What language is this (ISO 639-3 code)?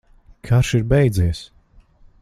lav